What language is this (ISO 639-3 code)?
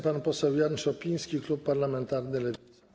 pol